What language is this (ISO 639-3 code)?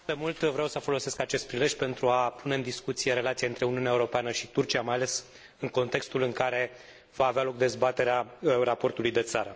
ron